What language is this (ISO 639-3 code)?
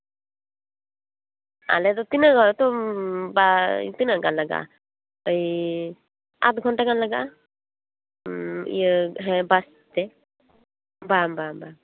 sat